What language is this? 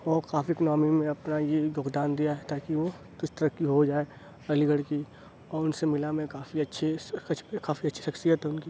Urdu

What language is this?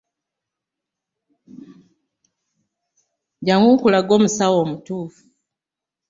Ganda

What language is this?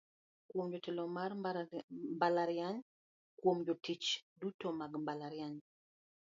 Luo (Kenya and Tanzania)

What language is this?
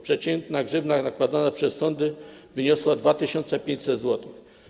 Polish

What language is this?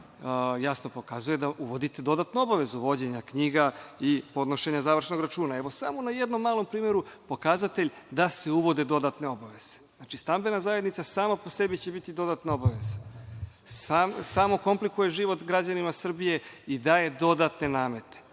Serbian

